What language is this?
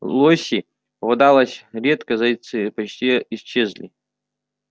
Russian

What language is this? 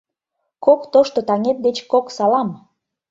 Mari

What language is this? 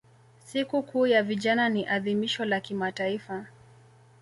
Swahili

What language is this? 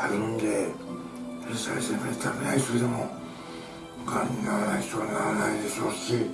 Japanese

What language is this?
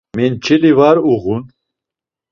Laz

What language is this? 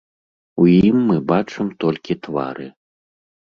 Belarusian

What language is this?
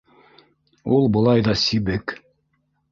Bashkir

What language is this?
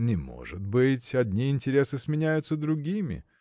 Russian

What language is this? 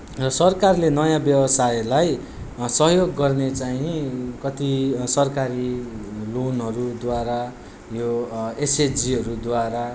Nepali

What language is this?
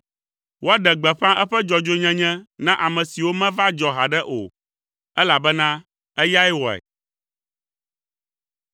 Ewe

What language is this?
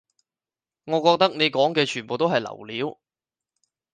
Cantonese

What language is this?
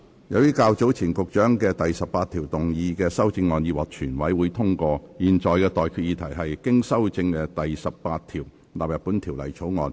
Cantonese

